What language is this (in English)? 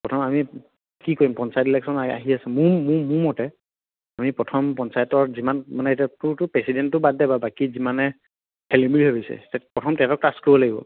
Assamese